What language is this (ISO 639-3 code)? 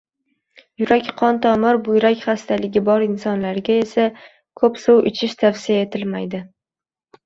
uzb